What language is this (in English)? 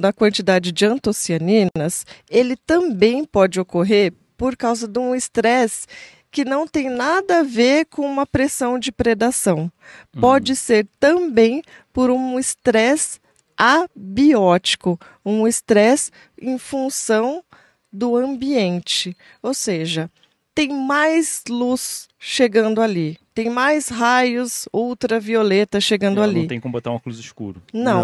Portuguese